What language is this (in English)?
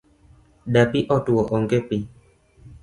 Luo (Kenya and Tanzania)